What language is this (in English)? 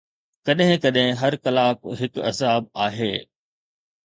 Sindhi